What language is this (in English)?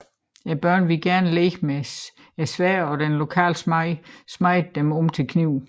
Danish